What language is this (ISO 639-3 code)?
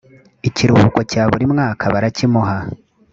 kin